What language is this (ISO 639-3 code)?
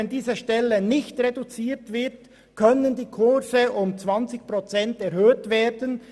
gsw